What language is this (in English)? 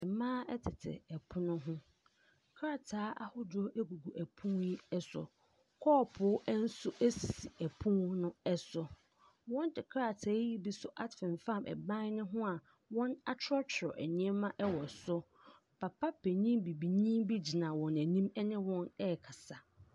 Akan